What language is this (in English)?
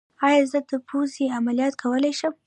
Pashto